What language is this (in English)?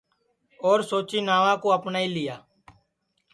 Sansi